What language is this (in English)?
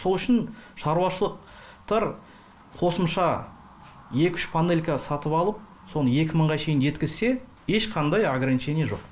Kazakh